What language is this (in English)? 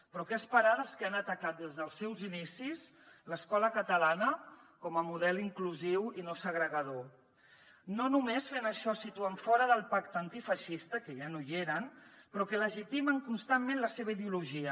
Catalan